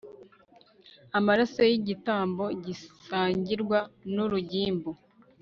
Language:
Kinyarwanda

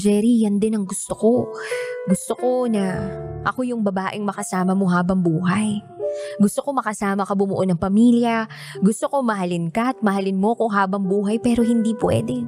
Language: Filipino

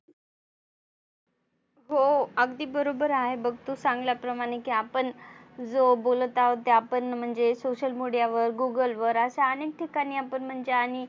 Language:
Marathi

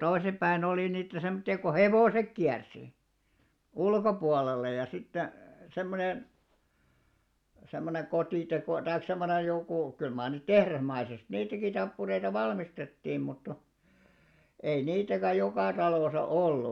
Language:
Finnish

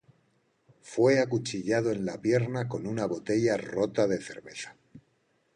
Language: Spanish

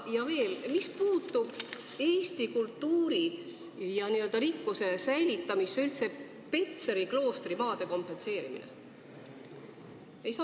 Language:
Estonian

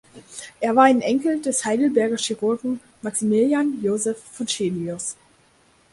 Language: German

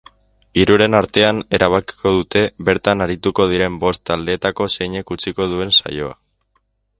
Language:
Basque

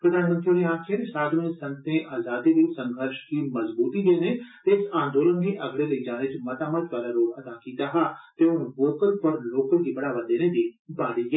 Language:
Dogri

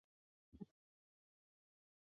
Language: Chinese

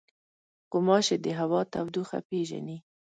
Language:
Pashto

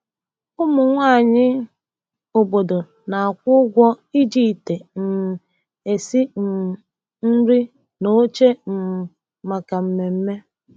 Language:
Igbo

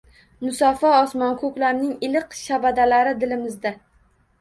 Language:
Uzbek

